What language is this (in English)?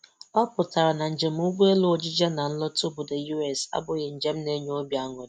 Igbo